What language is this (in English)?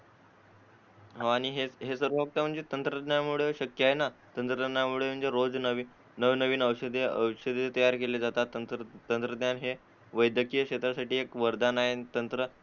Marathi